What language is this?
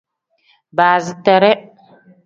Tem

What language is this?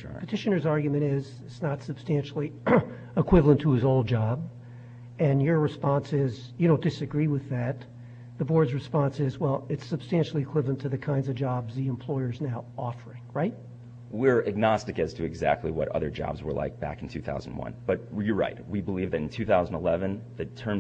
English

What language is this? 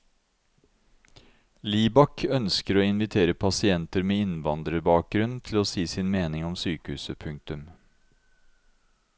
Norwegian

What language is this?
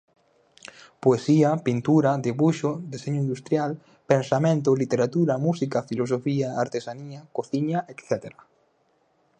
Galician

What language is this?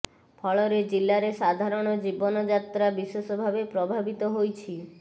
Odia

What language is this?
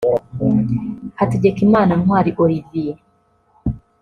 Kinyarwanda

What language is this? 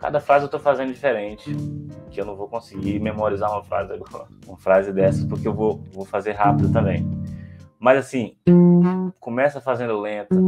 Portuguese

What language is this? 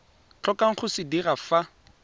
Tswana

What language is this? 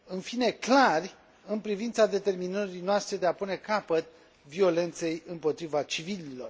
Romanian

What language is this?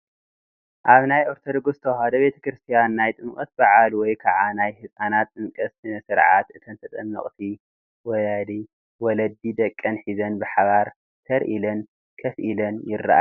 Tigrinya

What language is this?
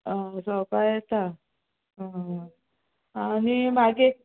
Konkani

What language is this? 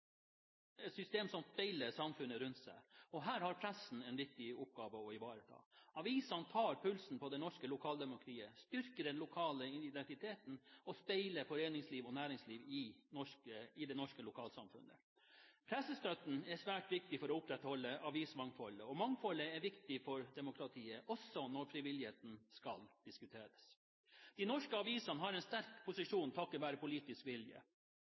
Norwegian Bokmål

